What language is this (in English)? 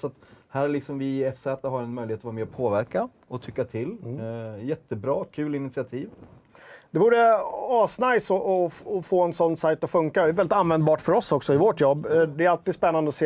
Swedish